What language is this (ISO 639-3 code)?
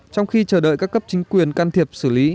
vie